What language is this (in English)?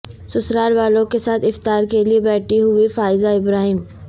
Urdu